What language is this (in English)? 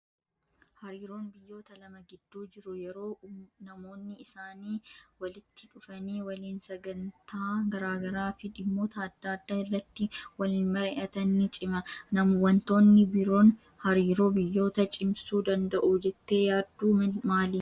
Oromo